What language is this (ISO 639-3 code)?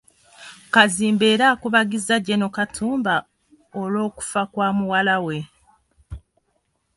lug